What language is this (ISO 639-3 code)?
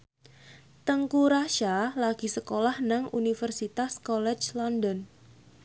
jav